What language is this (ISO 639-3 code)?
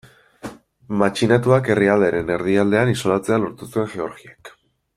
eus